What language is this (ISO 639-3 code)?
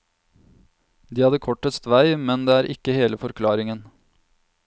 nor